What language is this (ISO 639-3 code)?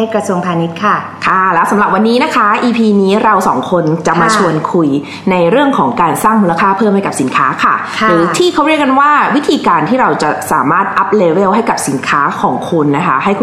tha